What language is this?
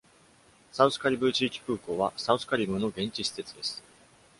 Japanese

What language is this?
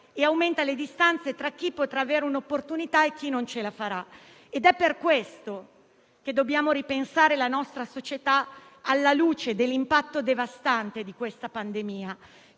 Italian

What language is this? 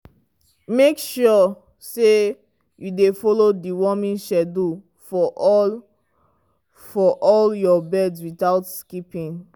Nigerian Pidgin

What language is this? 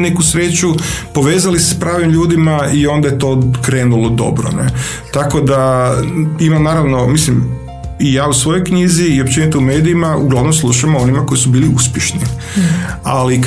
Croatian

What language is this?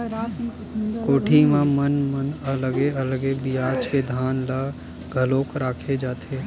Chhattisgarhi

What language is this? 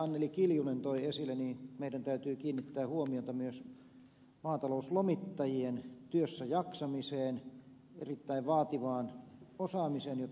Finnish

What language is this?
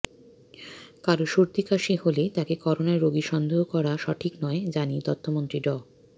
Bangla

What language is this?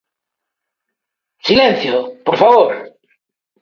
Galician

